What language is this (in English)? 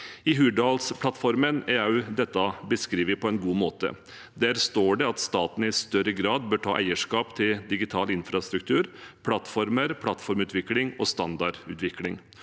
Norwegian